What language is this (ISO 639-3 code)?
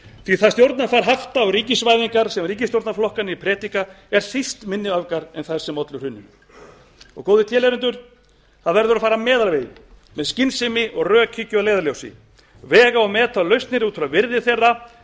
isl